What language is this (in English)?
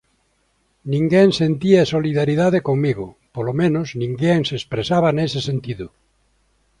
Galician